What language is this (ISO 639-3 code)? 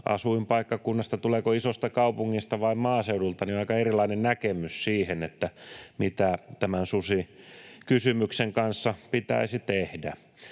fin